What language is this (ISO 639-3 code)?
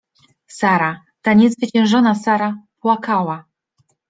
pol